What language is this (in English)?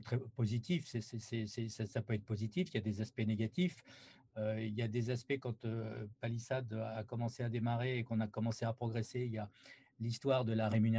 French